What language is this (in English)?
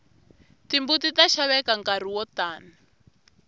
Tsonga